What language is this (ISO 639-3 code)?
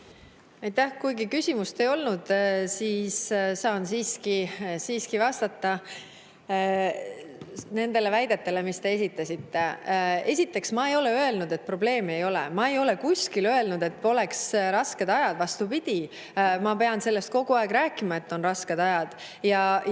est